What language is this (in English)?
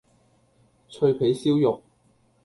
Cantonese